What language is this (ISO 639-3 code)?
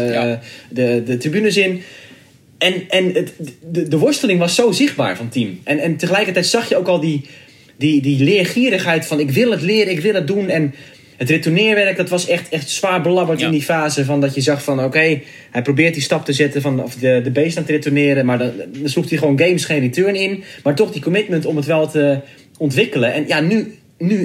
nld